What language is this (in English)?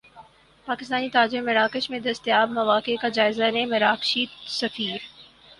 Urdu